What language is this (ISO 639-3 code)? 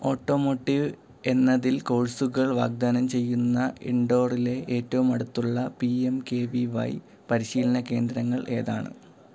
mal